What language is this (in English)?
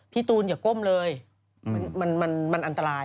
Thai